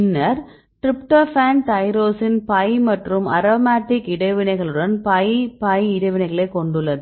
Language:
Tamil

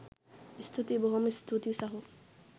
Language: Sinhala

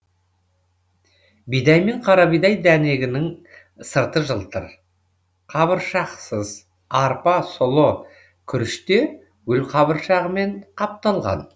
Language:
Kazakh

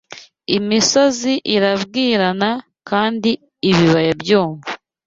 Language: Kinyarwanda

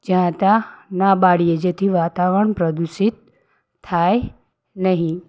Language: Gujarati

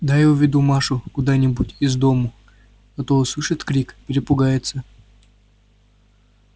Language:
Russian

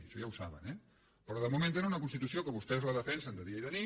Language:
Catalan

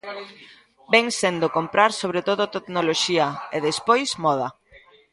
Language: Galician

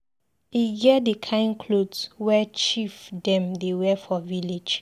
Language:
Nigerian Pidgin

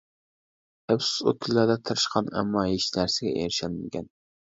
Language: Uyghur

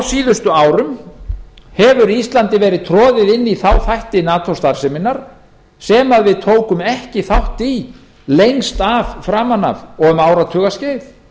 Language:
Icelandic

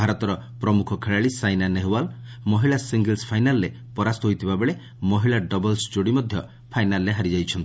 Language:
Odia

